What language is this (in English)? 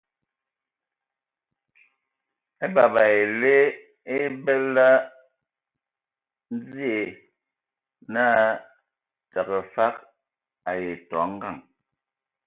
Ewondo